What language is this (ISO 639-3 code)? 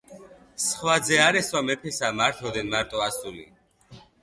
kat